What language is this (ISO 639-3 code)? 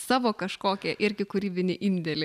lit